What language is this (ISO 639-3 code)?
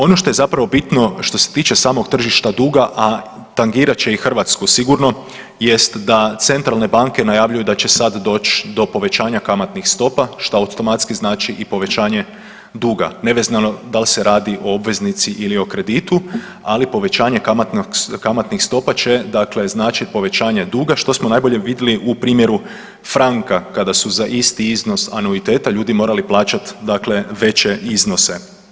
hrv